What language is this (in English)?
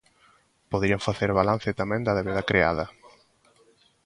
Galician